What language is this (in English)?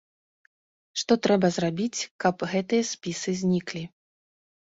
Belarusian